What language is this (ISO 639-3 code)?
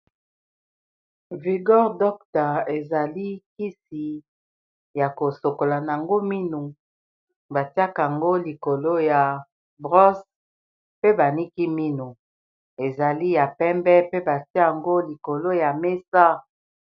lin